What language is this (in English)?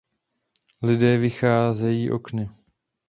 Czech